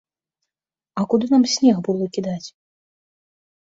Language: Belarusian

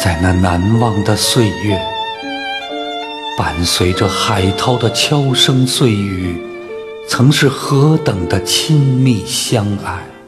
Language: Chinese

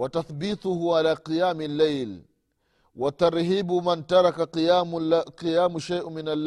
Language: Swahili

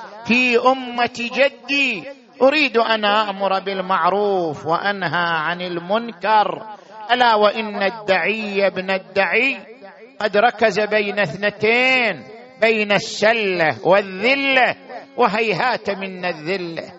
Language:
Arabic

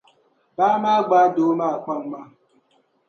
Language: Dagbani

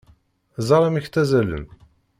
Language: Kabyle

